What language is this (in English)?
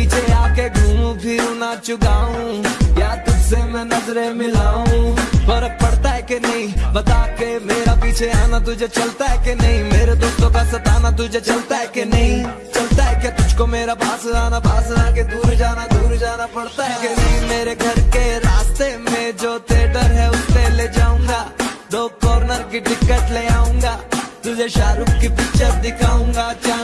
Hindi